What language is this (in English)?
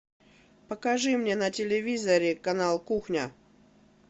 Russian